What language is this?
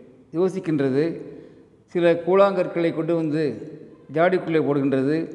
Tamil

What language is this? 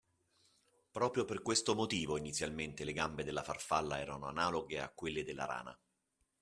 Italian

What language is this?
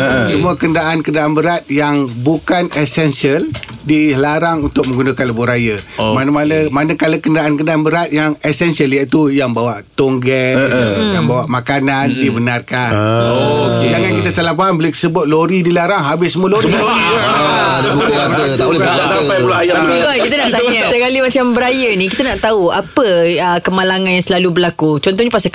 Malay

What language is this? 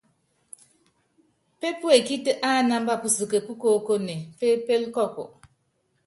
Yangben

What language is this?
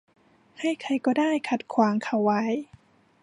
Thai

